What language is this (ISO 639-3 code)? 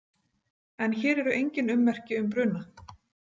isl